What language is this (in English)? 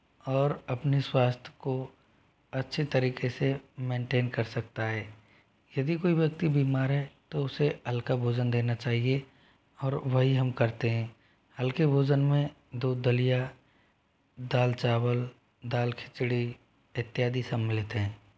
Hindi